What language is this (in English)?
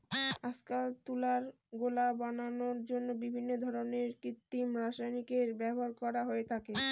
Bangla